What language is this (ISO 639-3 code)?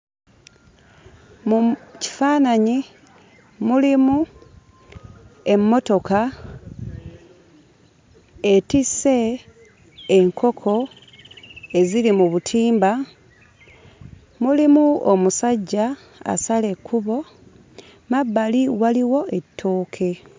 lug